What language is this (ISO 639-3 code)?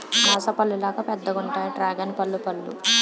tel